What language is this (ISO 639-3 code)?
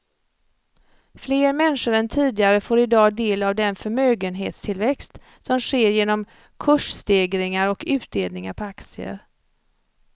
swe